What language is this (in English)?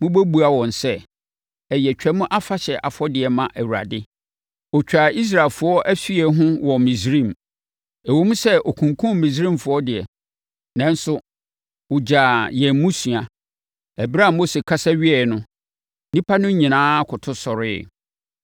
Akan